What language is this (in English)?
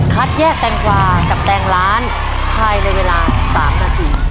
Thai